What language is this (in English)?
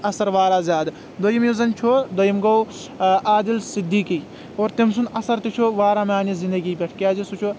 Kashmiri